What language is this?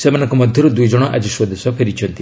Odia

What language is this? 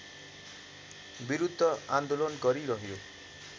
Nepali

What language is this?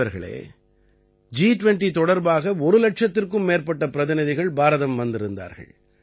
Tamil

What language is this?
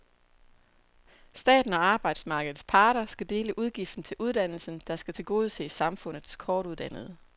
Danish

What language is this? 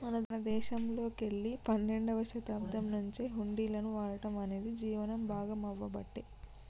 Telugu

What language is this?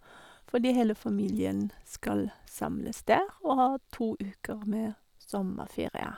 Norwegian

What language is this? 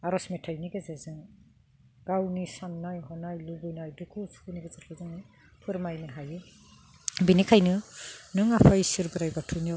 Bodo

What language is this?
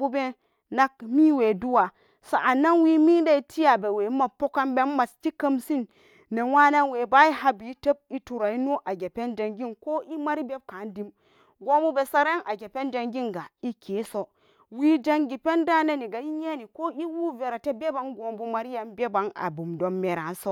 Samba Daka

